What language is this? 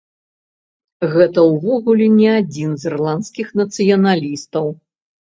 Belarusian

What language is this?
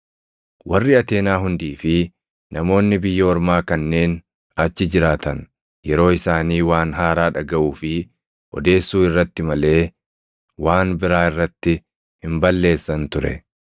Oromo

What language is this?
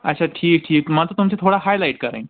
Kashmiri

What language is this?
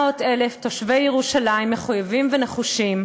Hebrew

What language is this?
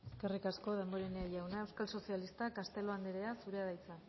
Basque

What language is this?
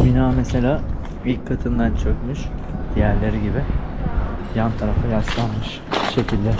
Turkish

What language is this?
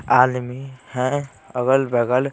Hindi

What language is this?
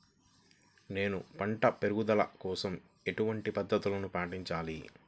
Telugu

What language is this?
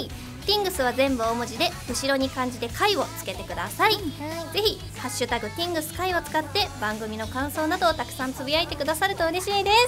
Japanese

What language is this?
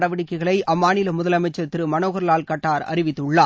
Tamil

